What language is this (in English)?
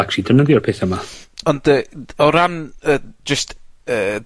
Welsh